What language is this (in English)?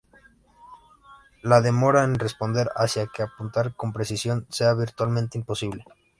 Spanish